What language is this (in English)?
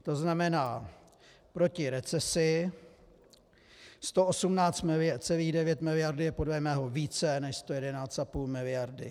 Czech